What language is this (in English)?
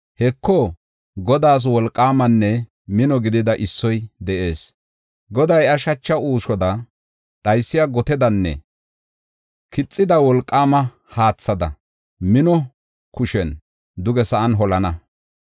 Gofa